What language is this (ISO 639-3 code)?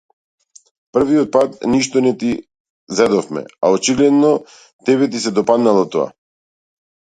mkd